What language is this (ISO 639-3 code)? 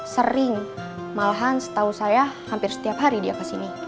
ind